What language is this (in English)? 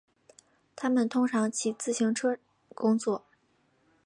Chinese